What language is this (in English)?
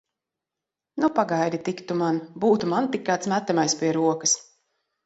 Latvian